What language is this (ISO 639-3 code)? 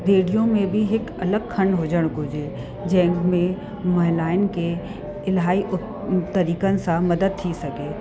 snd